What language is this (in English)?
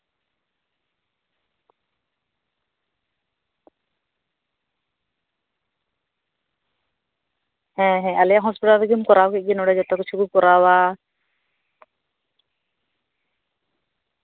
Santali